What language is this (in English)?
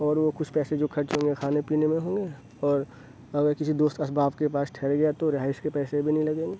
Urdu